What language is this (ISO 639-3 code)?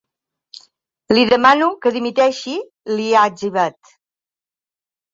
cat